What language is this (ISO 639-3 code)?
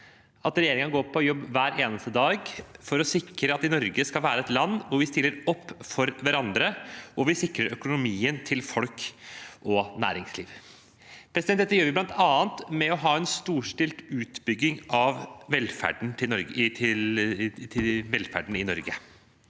nor